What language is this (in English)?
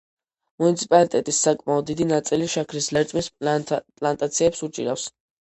Georgian